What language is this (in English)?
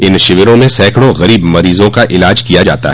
Hindi